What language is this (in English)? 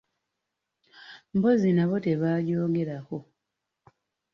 Ganda